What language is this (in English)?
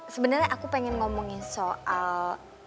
Indonesian